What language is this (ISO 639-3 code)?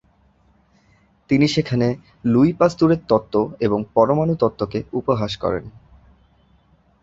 ben